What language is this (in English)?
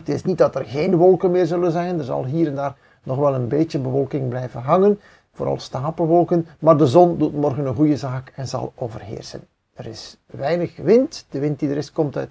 Dutch